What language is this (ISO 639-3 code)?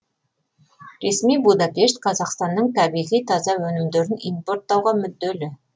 kaz